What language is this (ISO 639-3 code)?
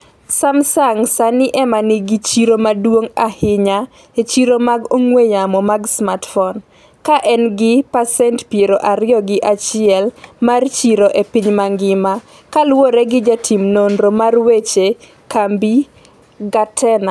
luo